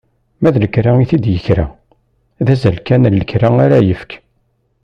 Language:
Kabyle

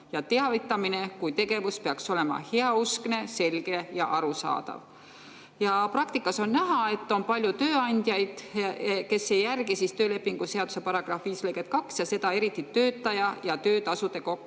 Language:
Estonian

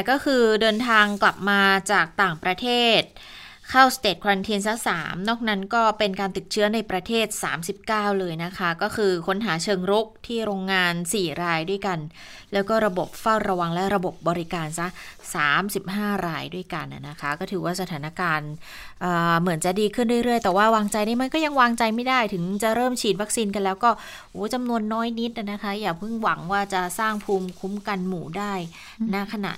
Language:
Thai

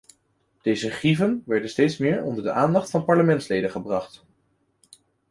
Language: Dutch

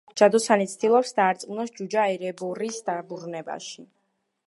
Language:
Georgian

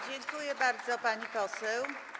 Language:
Polish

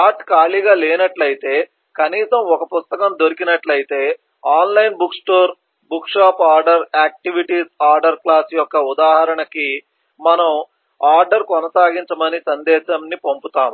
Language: Telugu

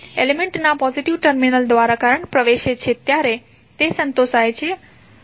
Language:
Gujarati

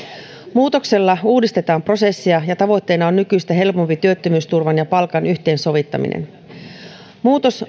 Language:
Finnish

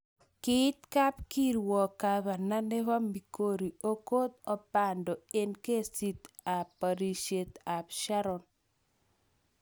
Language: Kalenjin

